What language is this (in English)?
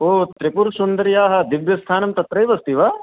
Sanskrit